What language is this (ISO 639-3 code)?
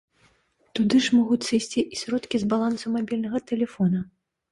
bel